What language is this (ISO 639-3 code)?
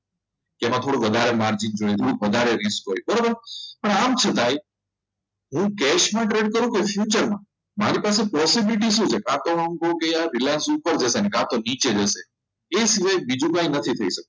guj